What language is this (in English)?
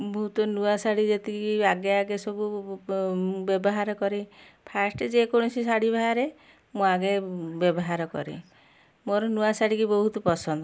Odia